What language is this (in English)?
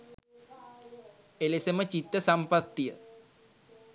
Sinhala